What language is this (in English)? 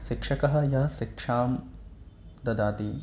Sanskrit